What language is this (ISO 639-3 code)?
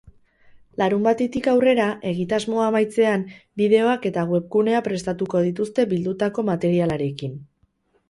eus